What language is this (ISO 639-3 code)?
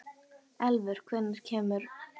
isl